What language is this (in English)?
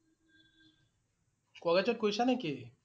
Assamese